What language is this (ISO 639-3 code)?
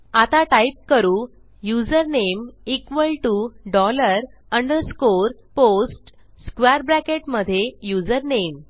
mar